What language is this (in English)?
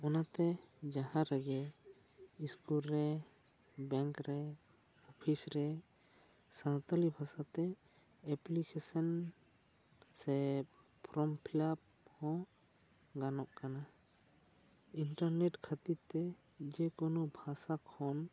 Santali